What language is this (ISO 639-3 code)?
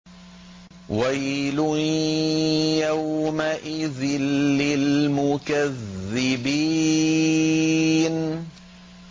ara